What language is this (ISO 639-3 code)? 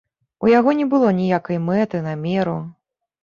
bel